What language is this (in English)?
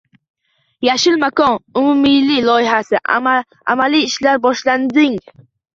Uzbek